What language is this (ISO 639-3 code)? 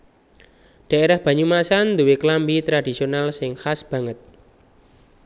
jav